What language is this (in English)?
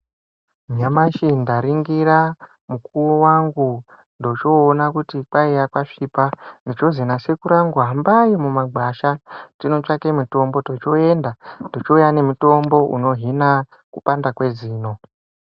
Ndau